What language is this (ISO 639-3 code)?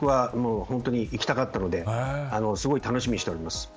jpn